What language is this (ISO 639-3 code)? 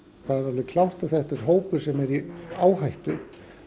isl